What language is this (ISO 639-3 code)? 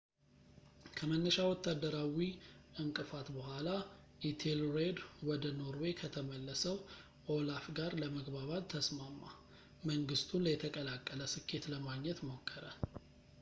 amh